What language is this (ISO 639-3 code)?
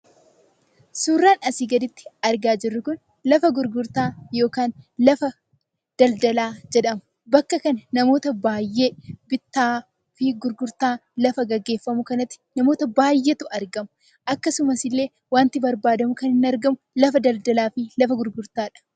orm